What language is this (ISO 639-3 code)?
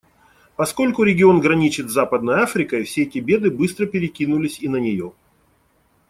rus